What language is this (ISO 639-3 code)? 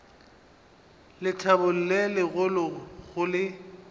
nso